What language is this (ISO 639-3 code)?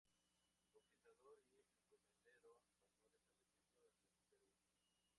spa